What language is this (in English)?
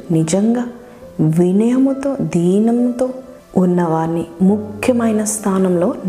Telugu